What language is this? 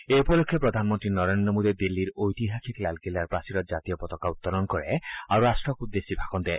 Assamese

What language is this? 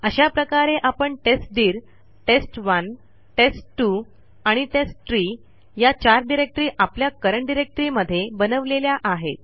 Marathi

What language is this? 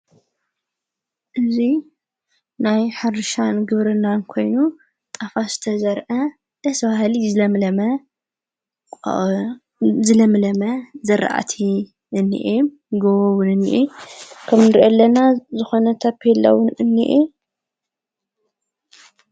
Tigrinya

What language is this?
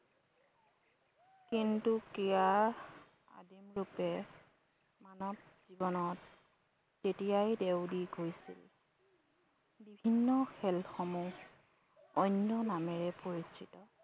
Assamese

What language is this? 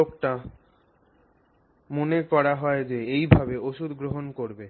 Bangla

